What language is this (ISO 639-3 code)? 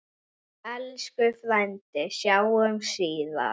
isl